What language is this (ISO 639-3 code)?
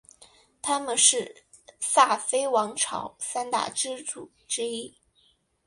zho